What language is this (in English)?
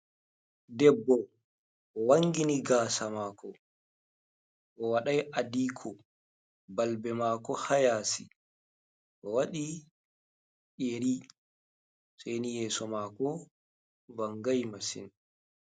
Fula